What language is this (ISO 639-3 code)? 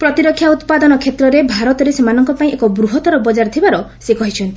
ori